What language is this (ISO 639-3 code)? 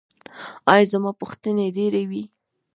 pus